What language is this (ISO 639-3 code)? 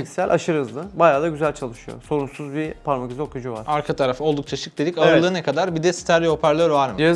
tur